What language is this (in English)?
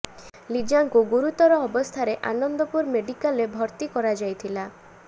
Odia